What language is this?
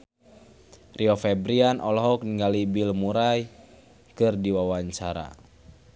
Sundanese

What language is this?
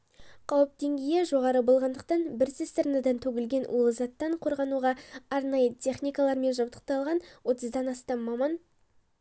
Kazakh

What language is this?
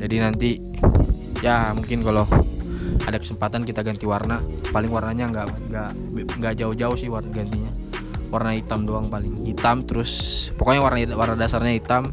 Indonesian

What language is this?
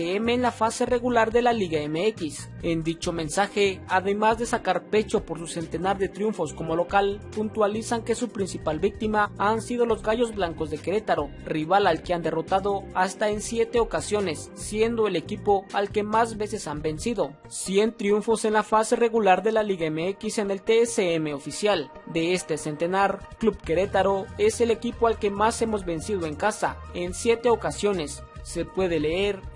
Spanish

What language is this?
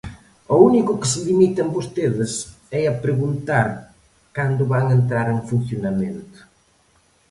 Galician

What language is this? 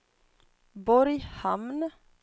Swedish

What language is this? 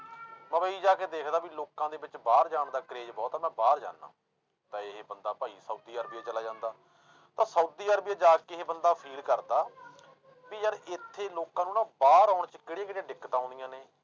Punjabi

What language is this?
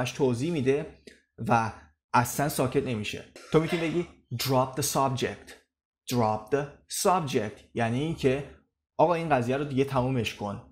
Persian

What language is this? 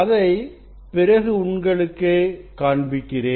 Tamil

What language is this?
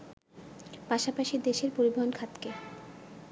Bangla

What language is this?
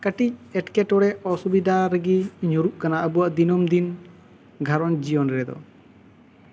Santali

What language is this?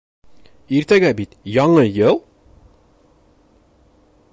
Bashkir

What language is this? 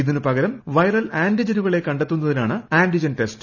Malayalam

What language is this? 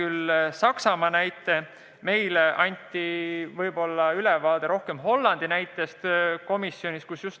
Estonian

